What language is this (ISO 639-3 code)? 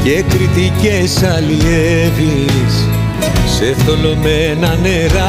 ell